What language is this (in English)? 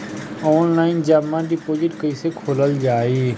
Bhojpuri